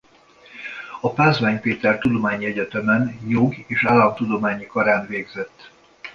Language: Hungarian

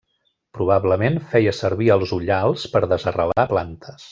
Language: Catalan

